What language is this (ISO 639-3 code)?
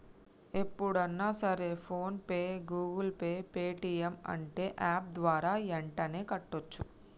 tel